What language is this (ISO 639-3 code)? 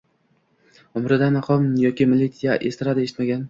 uzb